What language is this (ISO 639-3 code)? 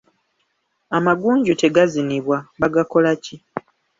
lug